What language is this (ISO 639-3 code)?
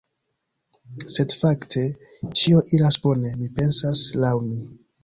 epo